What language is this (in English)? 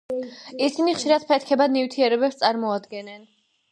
Georgian